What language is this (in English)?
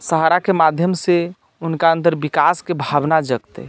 Maithili